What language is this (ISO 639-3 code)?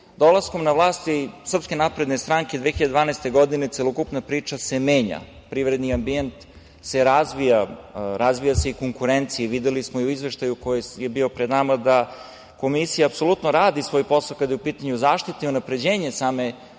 srp